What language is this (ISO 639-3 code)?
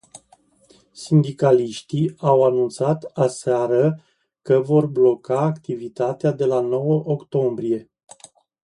ron